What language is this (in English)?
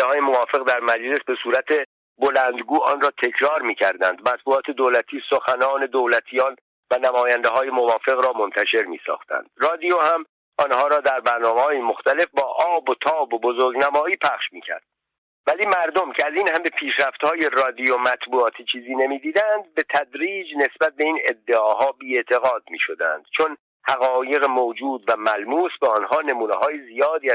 Persian